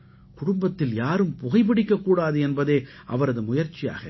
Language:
Tamil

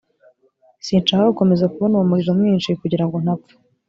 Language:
Kinyarwanda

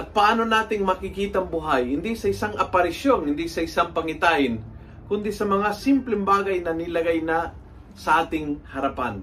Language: Filipino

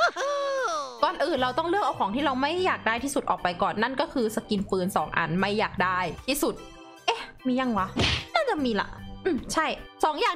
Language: Thai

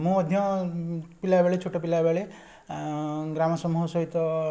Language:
Odia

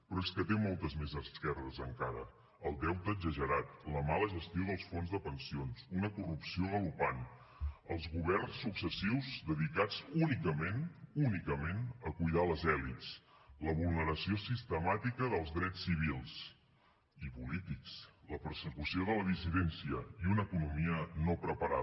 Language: Catalan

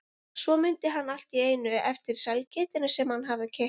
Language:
Icelandic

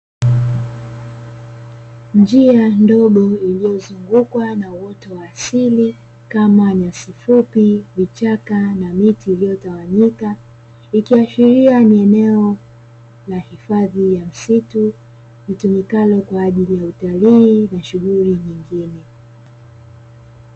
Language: Swahili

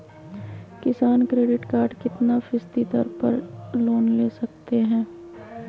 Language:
Magahi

